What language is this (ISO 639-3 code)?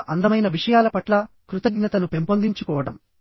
tel